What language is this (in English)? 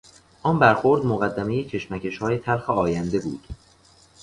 Persian